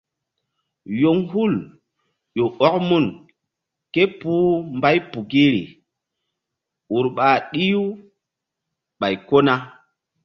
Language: Mbum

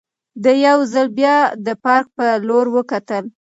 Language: Pashto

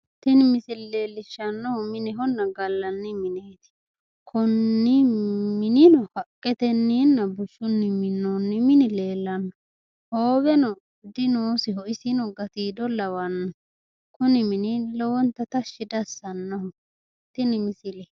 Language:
Sidamo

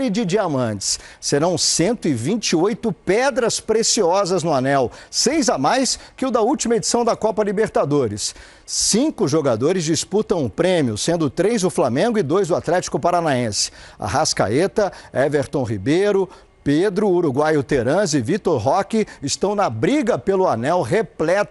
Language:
Portuguese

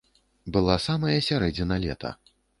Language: Belarusian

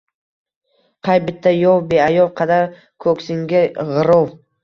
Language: Uzbek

